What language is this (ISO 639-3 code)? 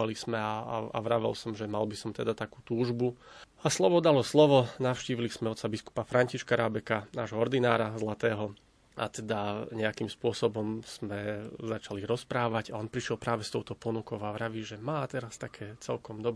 slk